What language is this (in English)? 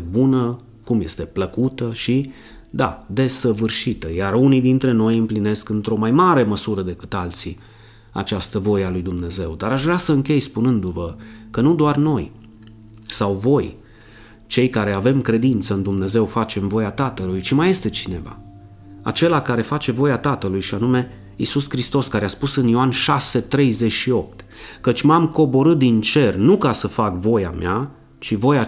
Romanian